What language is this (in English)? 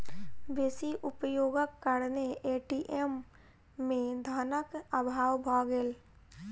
Maithili